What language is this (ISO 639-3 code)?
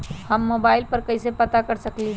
mag